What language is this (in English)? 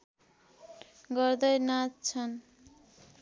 Nepali